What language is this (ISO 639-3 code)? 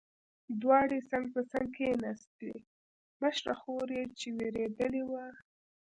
pus